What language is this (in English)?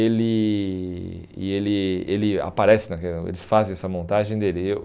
Portuguese